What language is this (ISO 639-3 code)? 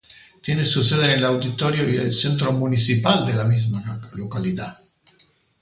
spa